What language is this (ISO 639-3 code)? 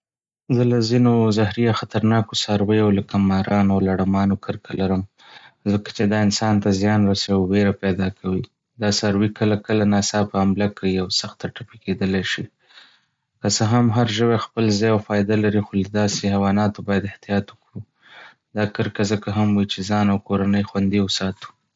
pus